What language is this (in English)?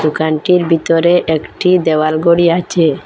Bangla